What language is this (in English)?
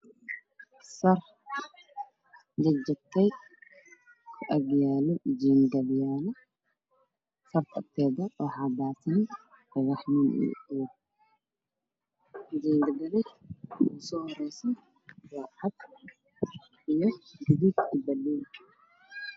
Somali